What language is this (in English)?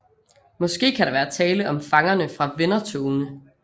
Danish